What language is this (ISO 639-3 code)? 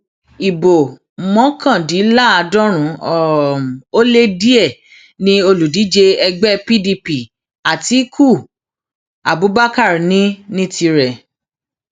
yor